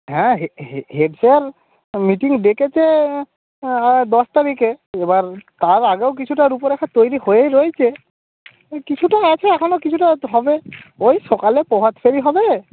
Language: Bangla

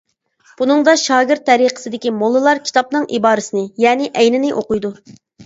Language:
Uyghur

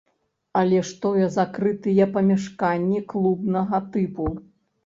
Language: Belarusian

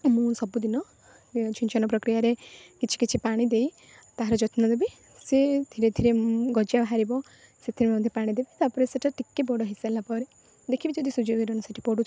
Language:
Odia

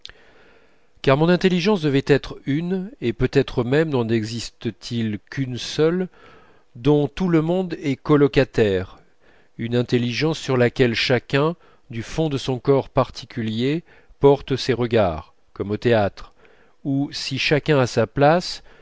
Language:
French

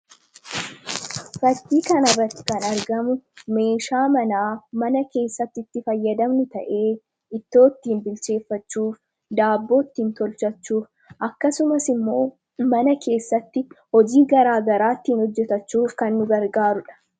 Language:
Oromo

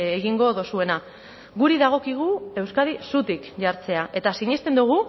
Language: Basque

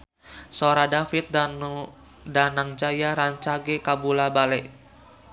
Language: Sundanese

